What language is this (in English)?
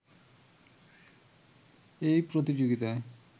Bangla